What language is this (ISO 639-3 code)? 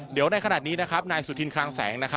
tha